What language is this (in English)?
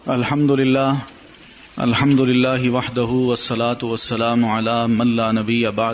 Urdu